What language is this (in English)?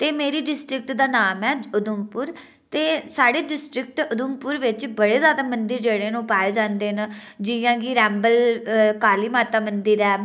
Dogri